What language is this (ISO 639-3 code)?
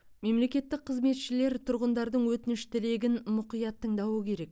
kaz